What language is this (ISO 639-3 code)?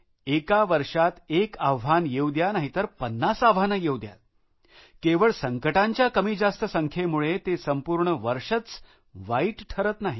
mar